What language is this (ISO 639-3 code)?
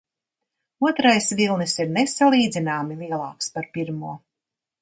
lav